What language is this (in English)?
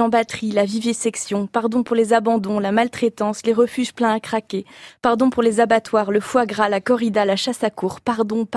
French